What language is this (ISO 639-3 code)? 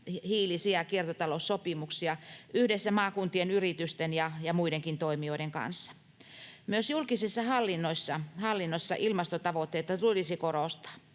fin